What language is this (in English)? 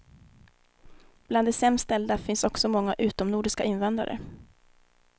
Swedish